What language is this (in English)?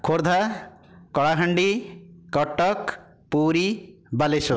Odia